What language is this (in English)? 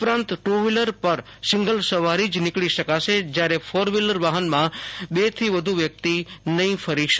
Gujarati